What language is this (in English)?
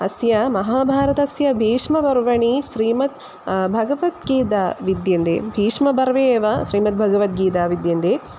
Sanskrit